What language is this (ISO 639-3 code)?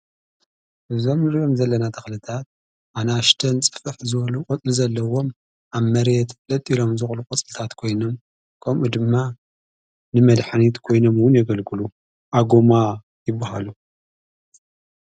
tir